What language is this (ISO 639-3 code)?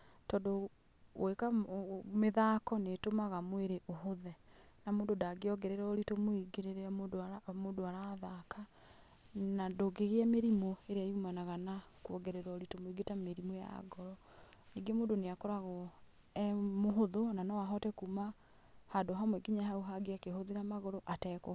kik